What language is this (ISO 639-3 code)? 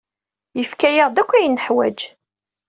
kab